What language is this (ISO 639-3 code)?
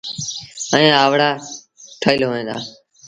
sbn